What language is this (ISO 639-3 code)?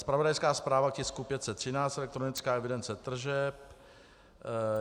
ces